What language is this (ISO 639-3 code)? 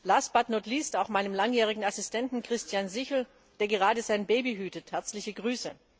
deu